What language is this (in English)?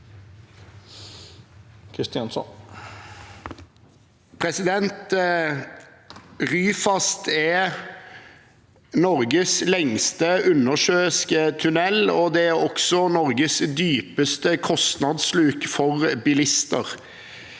Norwegian